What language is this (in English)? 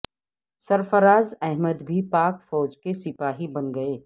Urdu